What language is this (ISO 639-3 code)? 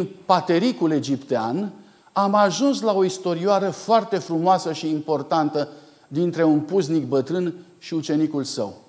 ron